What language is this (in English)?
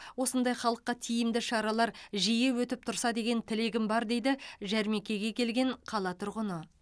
Kazakh